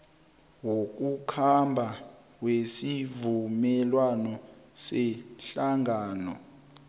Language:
South Ndebele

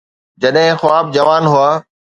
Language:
Sindhi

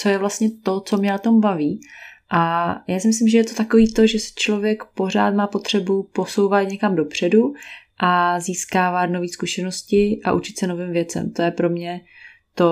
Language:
Czech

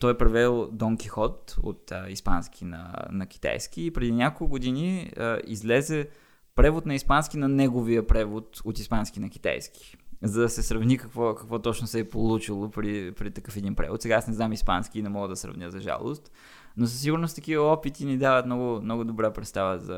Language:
Bulgarian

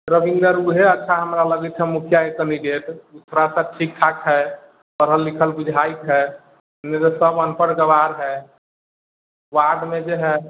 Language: Maithili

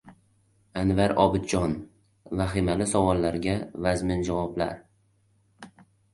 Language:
Uzbek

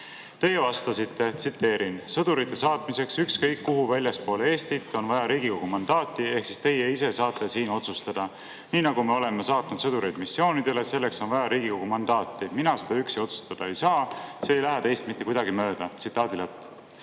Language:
Estonian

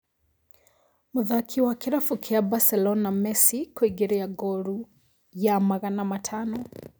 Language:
Kikuyu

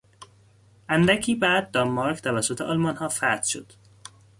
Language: Persian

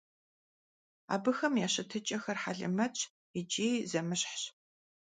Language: Kabardian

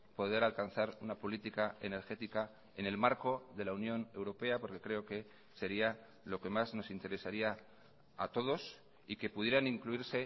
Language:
Spanish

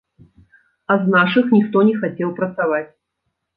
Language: Belarusian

